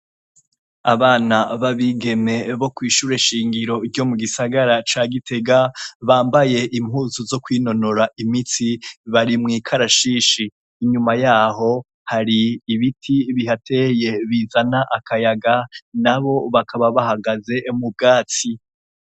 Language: Rundi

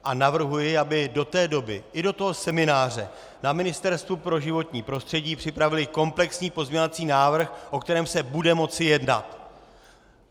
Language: Czech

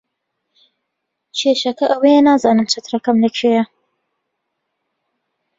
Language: Central Kurdish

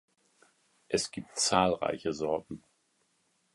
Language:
German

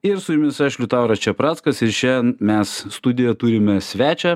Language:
Lithuanian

